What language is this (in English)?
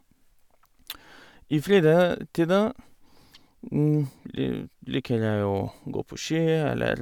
Norwegian